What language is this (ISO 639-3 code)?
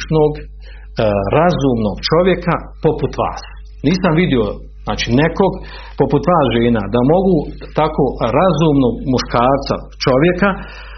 hrv